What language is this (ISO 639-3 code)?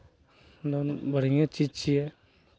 mai